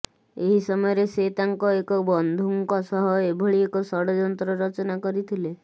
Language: Odia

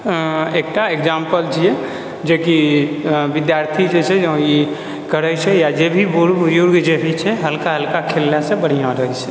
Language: Maithili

